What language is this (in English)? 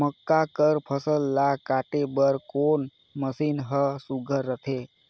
Chhattisgarhi